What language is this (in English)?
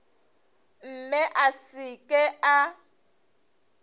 Northern Sotho